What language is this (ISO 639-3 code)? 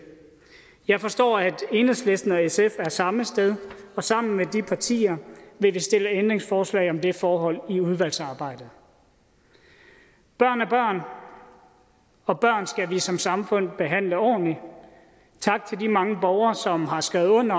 dan